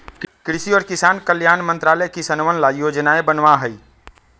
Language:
Magahi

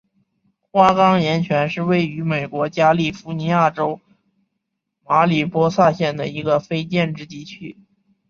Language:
Chinese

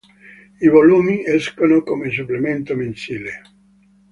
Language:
Italian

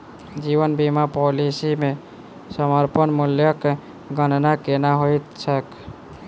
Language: Maithili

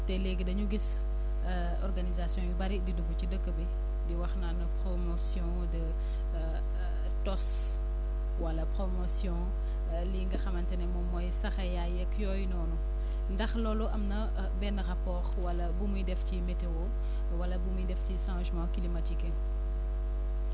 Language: Wolof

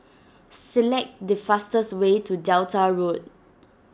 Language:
English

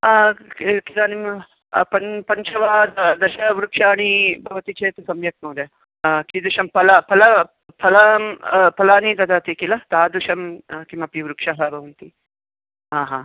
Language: Sanskrit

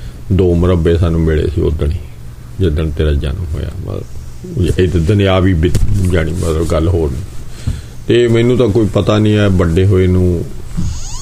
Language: Punjabi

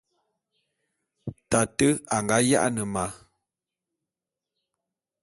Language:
Bulu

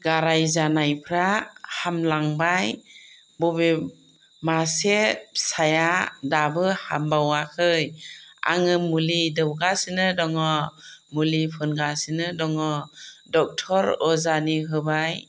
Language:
Bodo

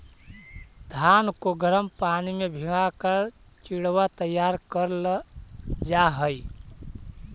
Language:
Magahi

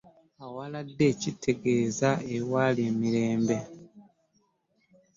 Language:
Ganda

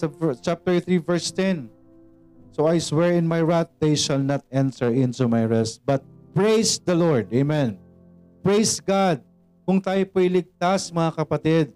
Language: Filipino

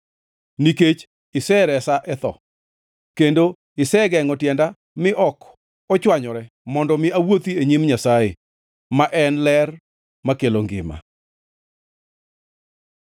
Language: Luo (Kenya and Tanzania)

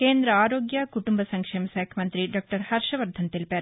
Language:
Telugu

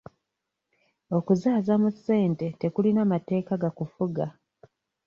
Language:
Ganda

